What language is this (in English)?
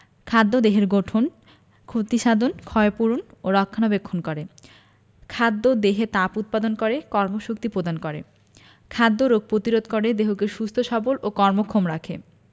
Bangla